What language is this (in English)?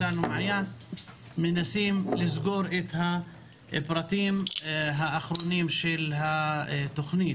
Hebrew